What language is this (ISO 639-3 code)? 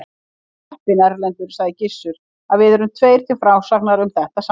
isl